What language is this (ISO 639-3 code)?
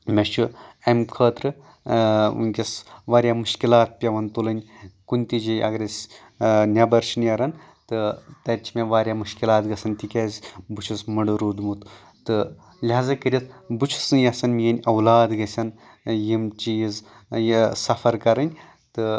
kas